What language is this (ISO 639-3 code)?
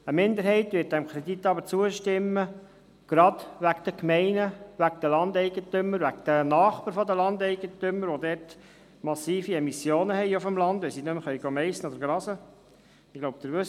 gsw